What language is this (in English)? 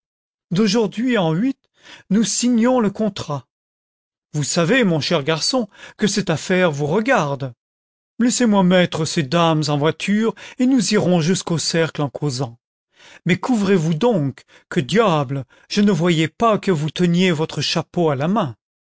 French